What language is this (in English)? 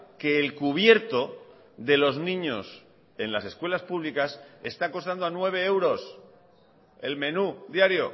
Spanish